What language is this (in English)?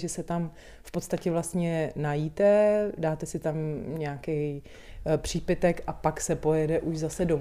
Czech